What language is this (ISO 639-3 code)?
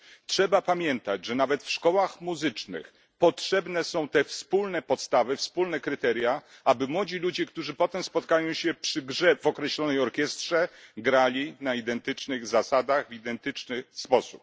pol